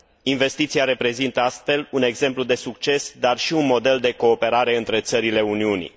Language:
Romanian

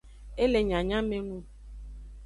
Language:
Aja (Benin)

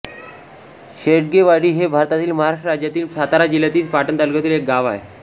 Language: Marathi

